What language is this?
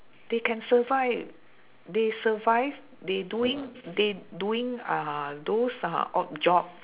English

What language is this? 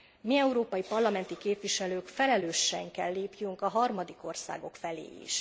Hungarian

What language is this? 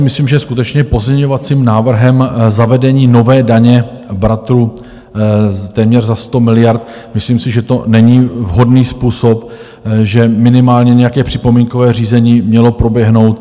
Czech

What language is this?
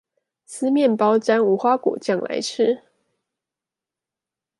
Chinese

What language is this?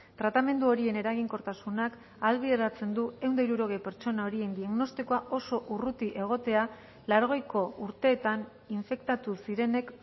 Basque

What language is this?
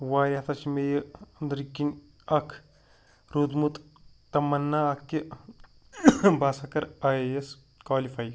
Kashmiri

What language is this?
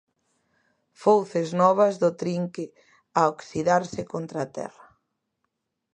Galician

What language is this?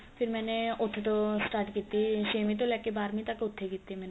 Punjabi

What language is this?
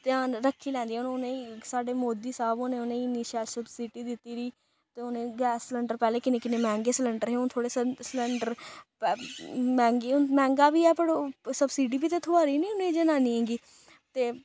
Dogri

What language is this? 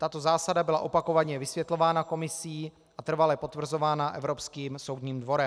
Czech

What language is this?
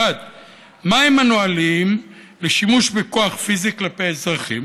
Hebrew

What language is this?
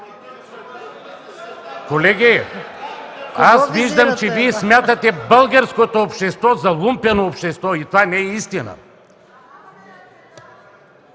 Bulgarian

